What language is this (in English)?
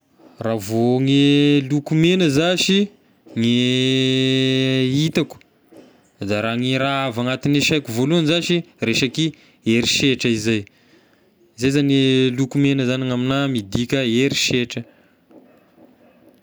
Tesaka Malagasy